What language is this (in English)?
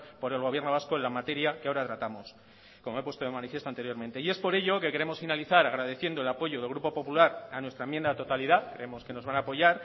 Spanish